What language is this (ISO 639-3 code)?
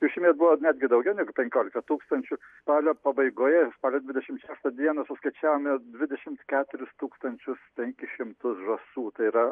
lit